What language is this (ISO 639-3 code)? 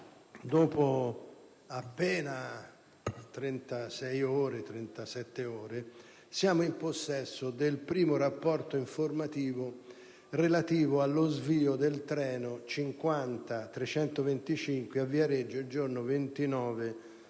ita